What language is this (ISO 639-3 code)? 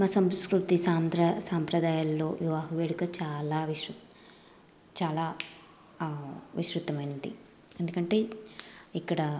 tel